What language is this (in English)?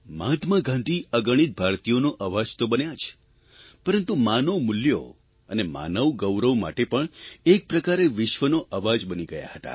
Gujarati